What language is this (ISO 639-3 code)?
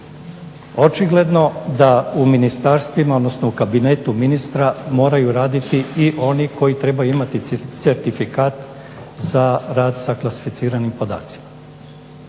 hrv